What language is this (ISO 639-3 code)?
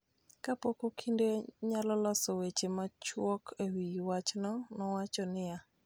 luo